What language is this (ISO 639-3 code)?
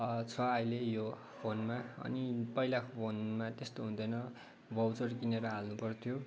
nep